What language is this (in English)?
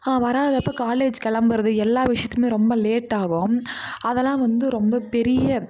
Tamil